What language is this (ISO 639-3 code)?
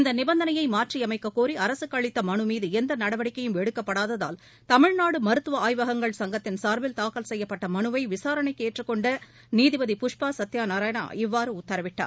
tam